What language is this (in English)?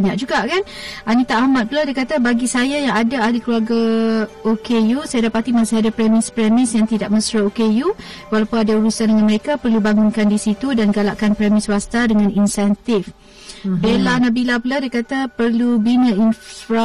Malay